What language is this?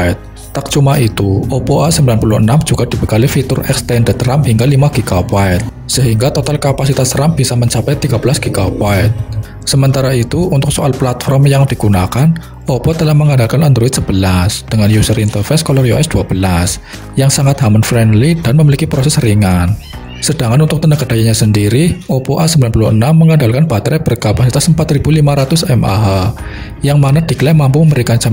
Indonesian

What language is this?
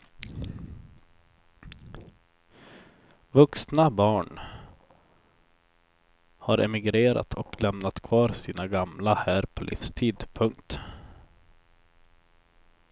Swedish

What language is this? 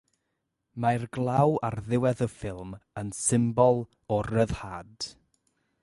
Welsh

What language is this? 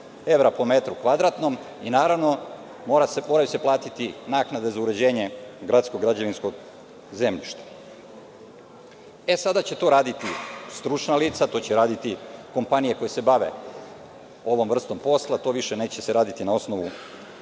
Serbian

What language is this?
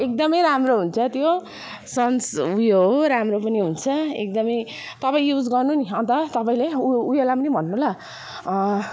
Nepali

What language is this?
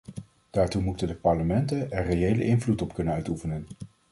Dutch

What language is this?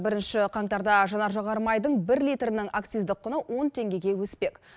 Kazakh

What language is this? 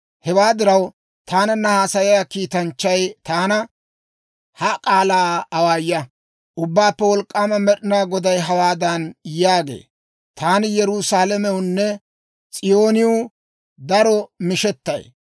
Dawro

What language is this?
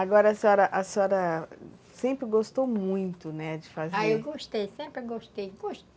Portuguese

